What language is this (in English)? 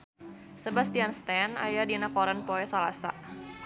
Sundanese